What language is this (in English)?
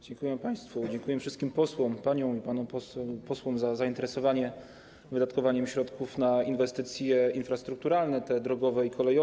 Polish